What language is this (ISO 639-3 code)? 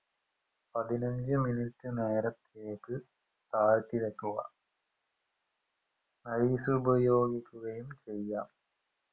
mal